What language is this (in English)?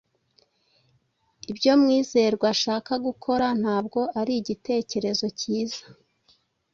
Kinyarwanda